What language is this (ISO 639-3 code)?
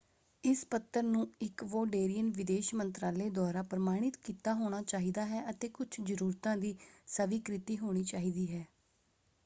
pan